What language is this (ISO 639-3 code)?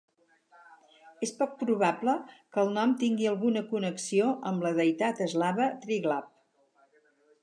cat